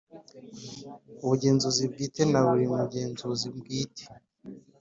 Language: Kinyarwanda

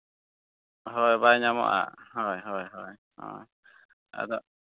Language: Santali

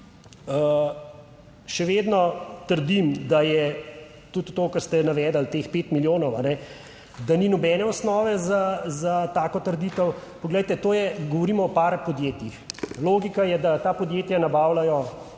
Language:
Slovenian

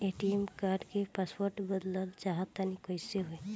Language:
Bhojpuri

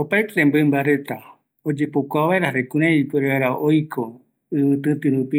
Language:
Eastern Bolivian Guaraní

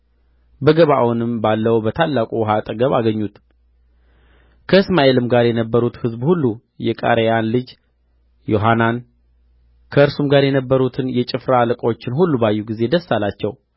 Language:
Amharic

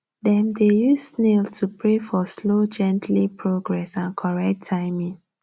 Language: Nigerian Pidgin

